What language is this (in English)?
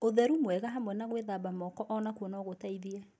Kikuyu